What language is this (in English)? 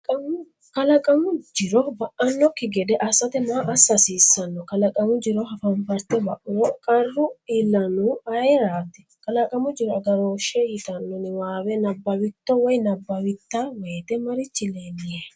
Sidamo